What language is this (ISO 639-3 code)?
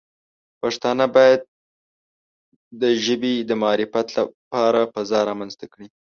pus